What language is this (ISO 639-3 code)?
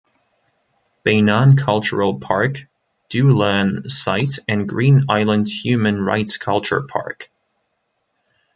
eng